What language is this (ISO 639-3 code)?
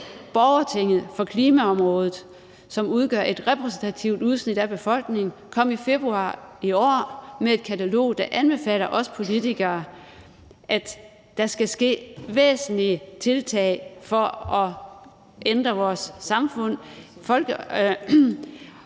dan